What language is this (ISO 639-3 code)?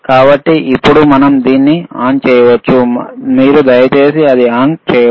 tel